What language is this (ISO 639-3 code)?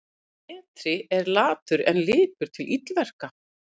isl